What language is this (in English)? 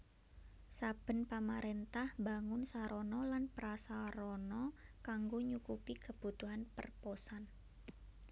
Javanese